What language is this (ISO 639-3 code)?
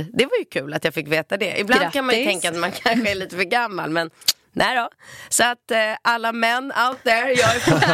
swe